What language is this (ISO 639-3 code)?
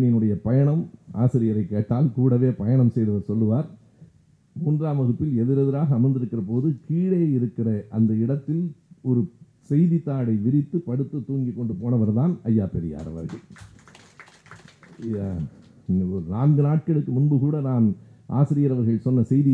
tam